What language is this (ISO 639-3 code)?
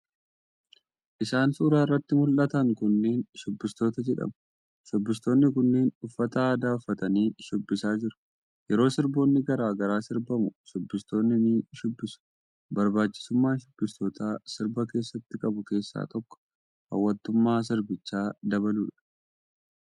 orm